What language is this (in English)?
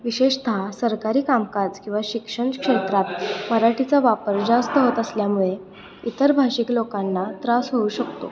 Marathi